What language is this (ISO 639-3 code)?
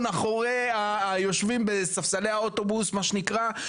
heb